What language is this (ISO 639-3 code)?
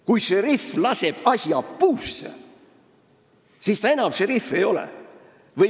est